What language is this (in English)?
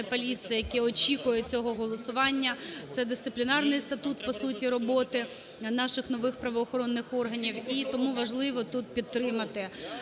Ukrainian